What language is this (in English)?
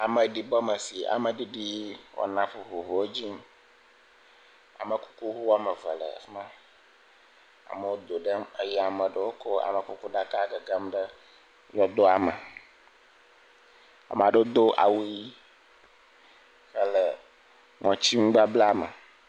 Ewe